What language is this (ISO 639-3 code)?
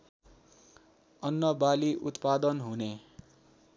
nep